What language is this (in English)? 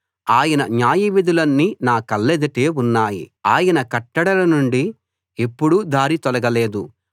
Telugu